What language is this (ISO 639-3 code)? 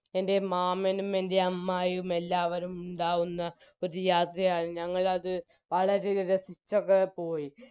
mal